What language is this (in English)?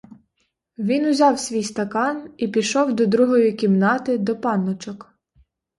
Ukrainian